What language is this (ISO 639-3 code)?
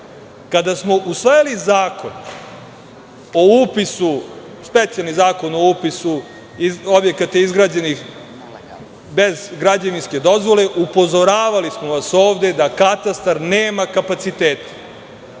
srp